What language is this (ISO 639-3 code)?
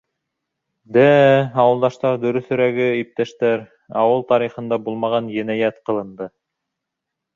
bak